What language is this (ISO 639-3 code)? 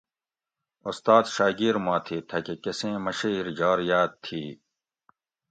gwc